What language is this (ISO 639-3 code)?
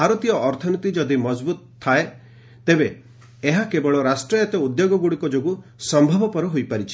ori